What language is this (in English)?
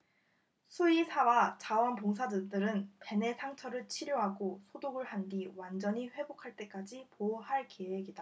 Korean